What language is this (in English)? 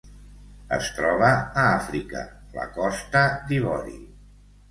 Catalan